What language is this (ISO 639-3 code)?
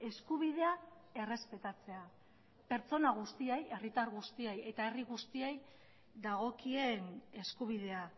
eus